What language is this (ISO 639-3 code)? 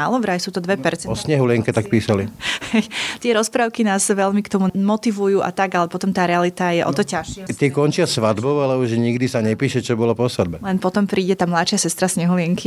slk